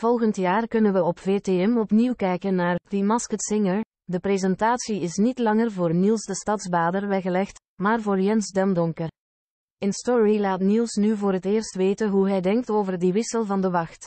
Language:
Dutch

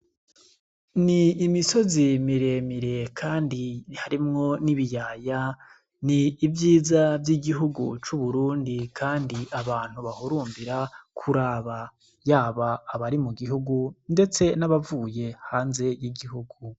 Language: Rundi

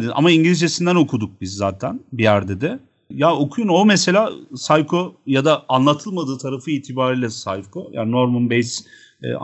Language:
Turkish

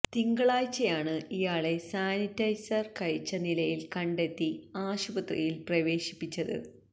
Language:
Malayalam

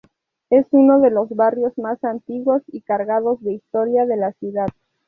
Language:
Spanish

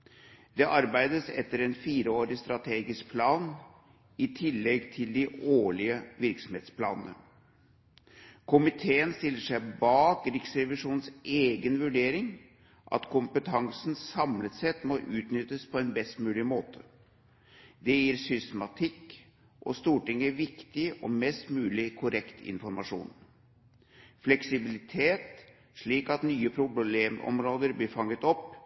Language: Norwegian Bokmål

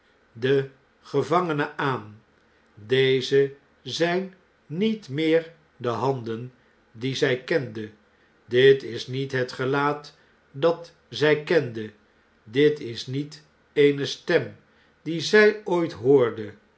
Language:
Dutch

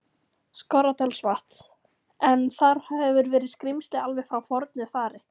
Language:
Icelandic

